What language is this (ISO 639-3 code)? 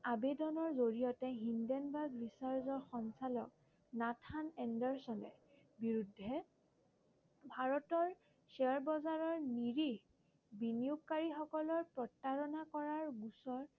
asm